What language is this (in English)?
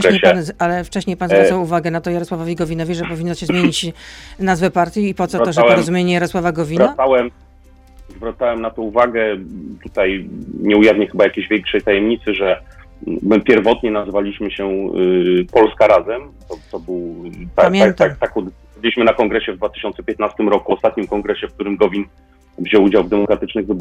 Polish